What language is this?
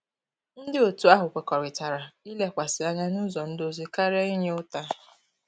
Igbo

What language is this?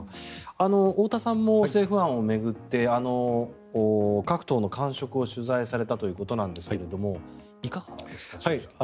Japanese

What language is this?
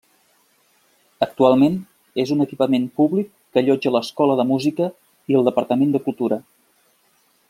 Catalan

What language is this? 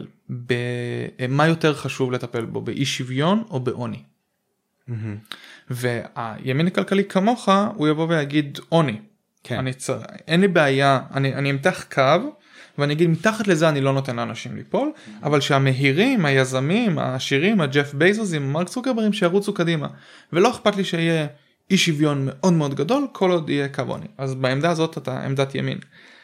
Hebrew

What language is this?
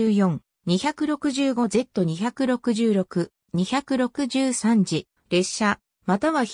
Japanese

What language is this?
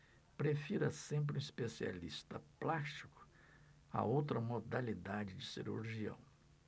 Portuguese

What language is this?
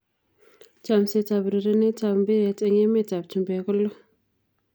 Kalenjin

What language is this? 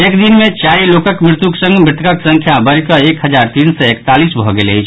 Maithili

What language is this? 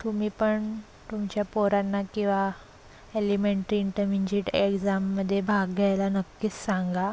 Marathi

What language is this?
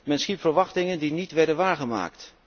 Dutch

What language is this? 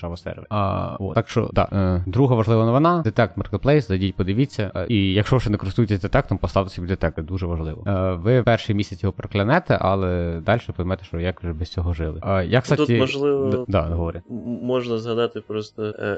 Ukrainian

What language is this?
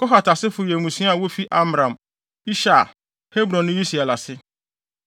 Akan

